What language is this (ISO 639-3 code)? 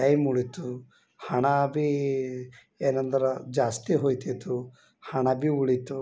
kan